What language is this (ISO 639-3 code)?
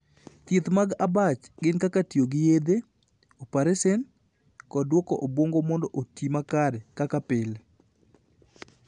luo